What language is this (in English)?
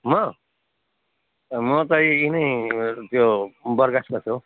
Nepali